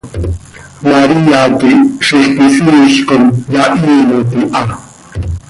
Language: Seri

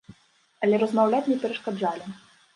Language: Belarusian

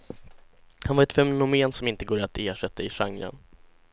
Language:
Swedish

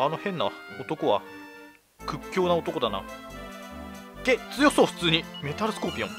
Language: Japanese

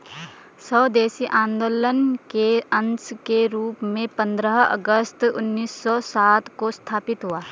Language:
Hindi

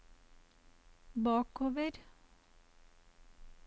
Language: Norwegian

